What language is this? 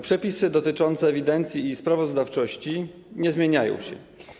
Polish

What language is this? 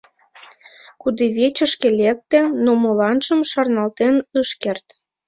Mari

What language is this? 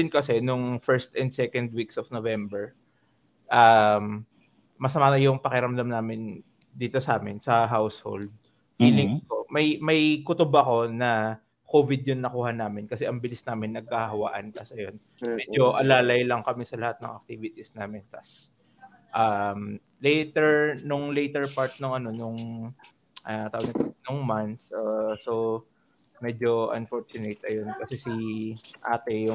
Filipino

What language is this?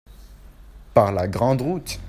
French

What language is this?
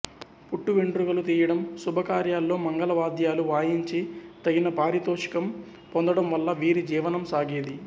Telugu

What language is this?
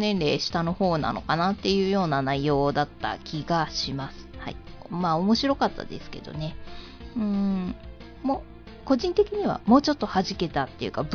Japanese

